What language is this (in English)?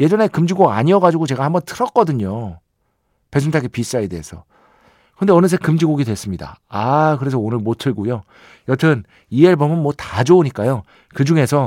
Korean